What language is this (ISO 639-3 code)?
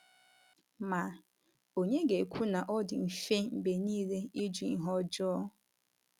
ibo